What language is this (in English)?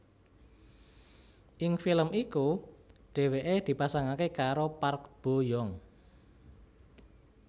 Javanese